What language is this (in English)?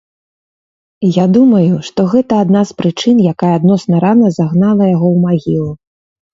Belarusian